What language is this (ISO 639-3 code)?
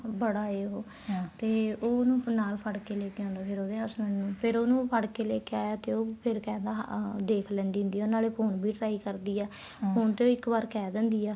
pan